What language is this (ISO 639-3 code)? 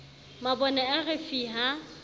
sot